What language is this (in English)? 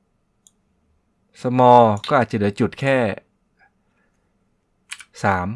Thai